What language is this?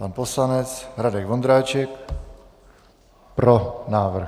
Czech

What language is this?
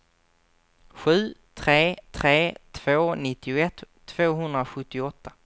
Swedish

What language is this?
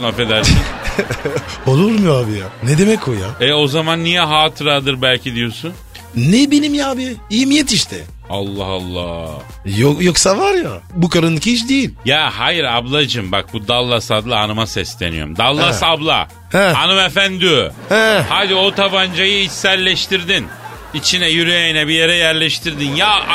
Turkish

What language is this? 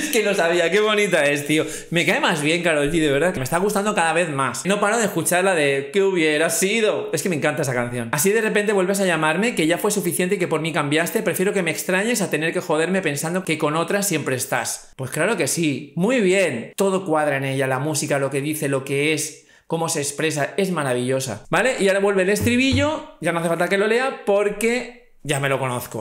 Spanish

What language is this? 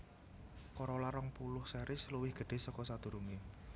Javanese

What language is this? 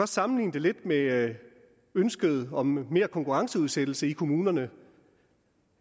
Danish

